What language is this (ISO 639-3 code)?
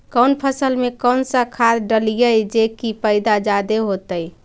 mag